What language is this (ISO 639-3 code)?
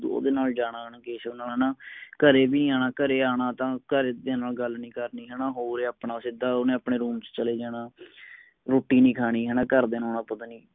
pan